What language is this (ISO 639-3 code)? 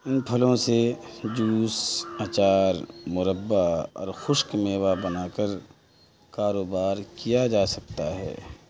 urd